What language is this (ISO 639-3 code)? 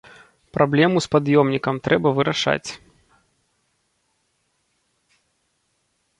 bel